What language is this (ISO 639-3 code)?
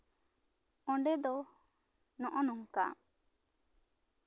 sat